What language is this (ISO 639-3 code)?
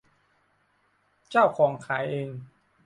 tha